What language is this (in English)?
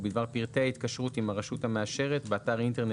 Hebrew